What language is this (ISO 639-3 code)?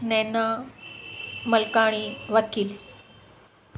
snd